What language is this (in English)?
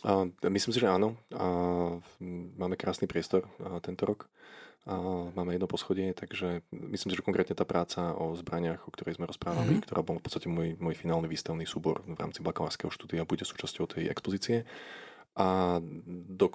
Slovak